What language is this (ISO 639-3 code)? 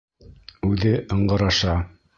bak